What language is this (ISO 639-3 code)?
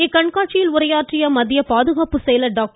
tam